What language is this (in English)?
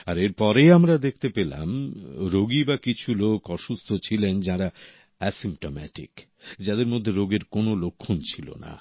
Bangla